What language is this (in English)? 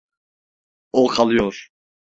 Turkish